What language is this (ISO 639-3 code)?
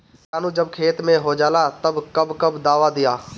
bho